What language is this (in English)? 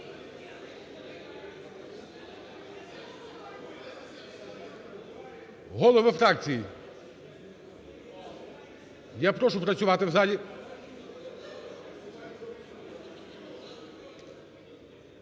Ukrainian